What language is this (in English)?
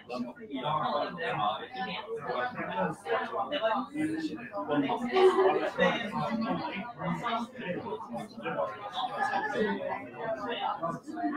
Norwegian